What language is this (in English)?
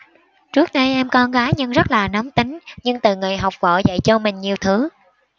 Vietnamese